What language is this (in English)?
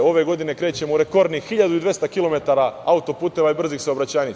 Serbian